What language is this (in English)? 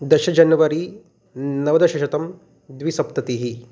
Sanskrit